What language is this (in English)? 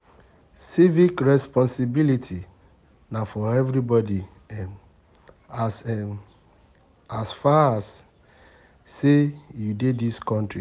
Nigerian Pidgin